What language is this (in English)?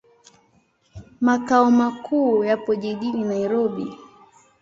Swahili